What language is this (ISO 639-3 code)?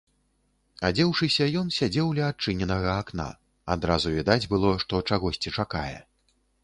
bel